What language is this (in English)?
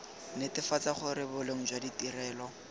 Tswana